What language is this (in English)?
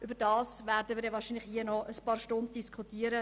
Swiss German